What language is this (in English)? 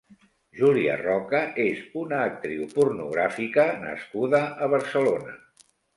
Catalan